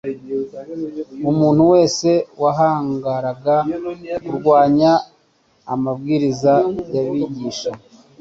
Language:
Kinyarwanda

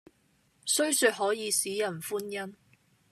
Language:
Cantonese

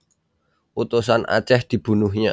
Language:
Javanese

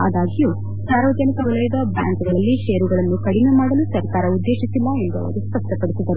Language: Kannada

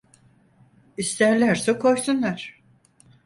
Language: Turkish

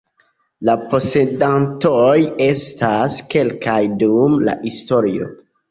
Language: Esperanto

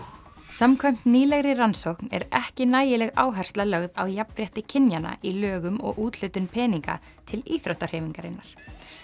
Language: Icelandic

